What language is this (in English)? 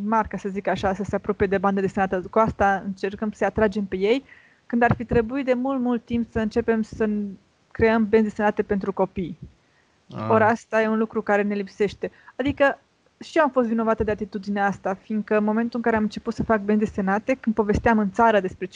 Romanian